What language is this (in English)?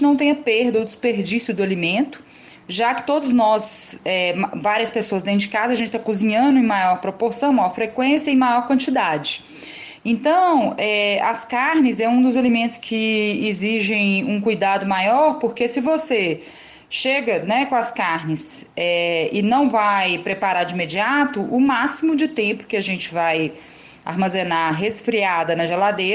Portuguese